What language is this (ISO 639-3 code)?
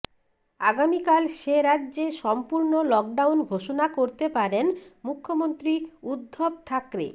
ben